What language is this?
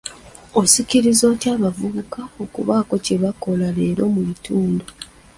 Ganda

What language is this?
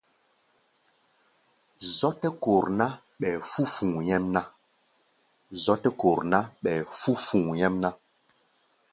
Gbaya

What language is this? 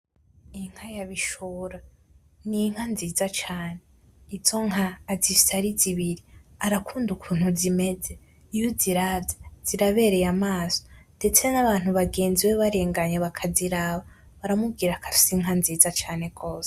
Rundi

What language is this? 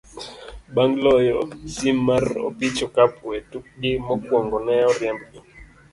Luo (Kenya and Tanzania)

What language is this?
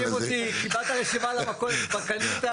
Hebrew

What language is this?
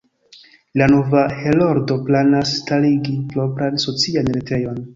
Esperanto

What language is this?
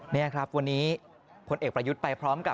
Thai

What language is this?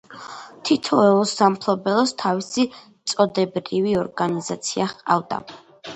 Georgian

